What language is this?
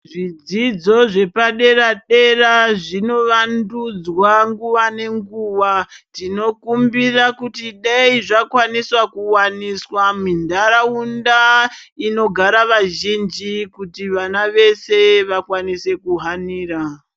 Ndau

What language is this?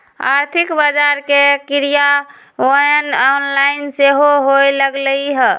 Magahi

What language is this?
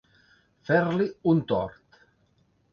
Catalan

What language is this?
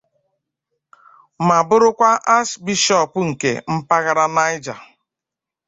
Igbo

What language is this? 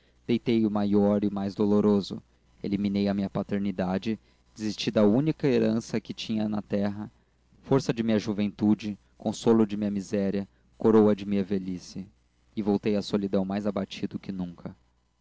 Portuguese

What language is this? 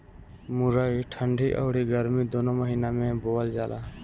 Bhojpuri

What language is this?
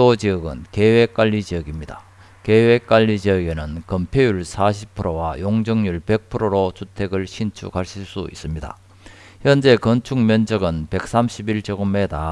Korean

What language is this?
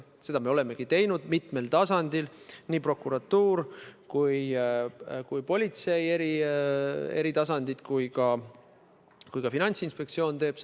Estonian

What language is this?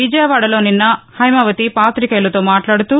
Telugu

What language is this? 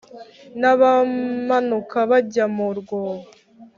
Kinyarwanda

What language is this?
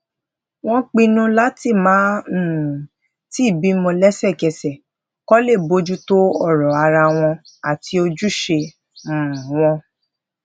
Yoruba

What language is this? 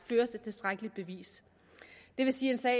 Danish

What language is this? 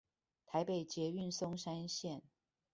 Chinese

